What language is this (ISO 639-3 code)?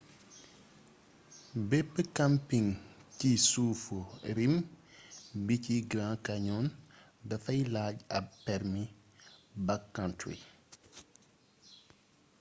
wol